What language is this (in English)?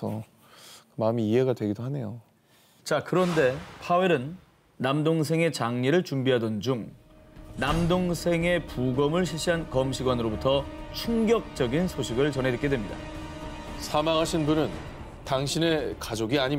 Korean